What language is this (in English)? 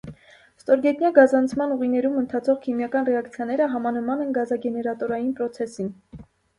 Armenian